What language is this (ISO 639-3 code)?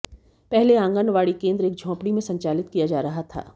hin